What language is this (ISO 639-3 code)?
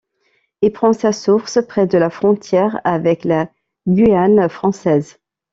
fra